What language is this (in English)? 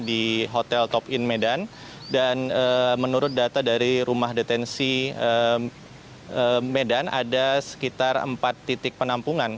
Indonesian